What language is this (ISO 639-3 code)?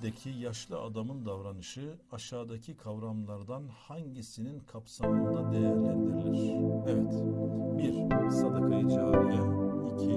tur